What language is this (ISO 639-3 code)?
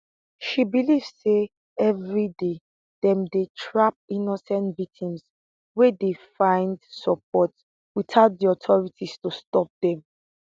pcm